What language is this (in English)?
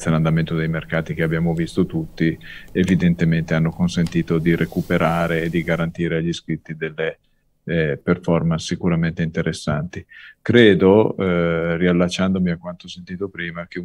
Italian